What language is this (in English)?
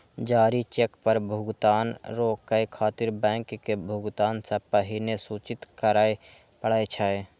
Maithili